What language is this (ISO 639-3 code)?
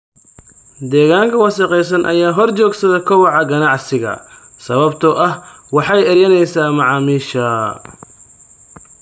som